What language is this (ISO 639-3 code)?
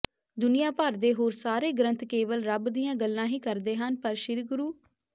pan